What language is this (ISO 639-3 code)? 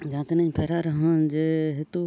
sat